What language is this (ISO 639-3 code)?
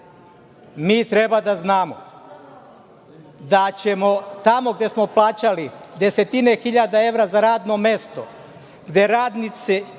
srp